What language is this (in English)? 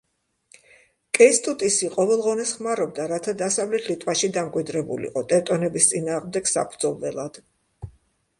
Georgian